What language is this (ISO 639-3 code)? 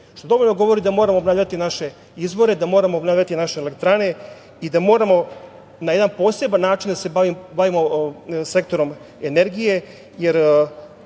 srp